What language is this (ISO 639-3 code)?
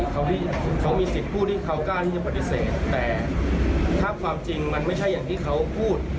tha